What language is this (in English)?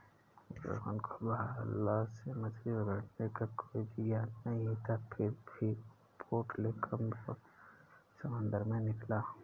Hindi